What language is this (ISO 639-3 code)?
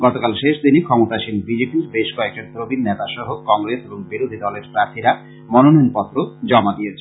ben